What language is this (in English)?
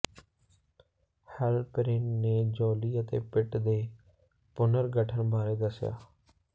Punjabi